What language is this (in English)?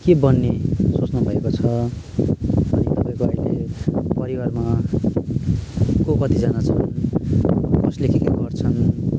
Nepali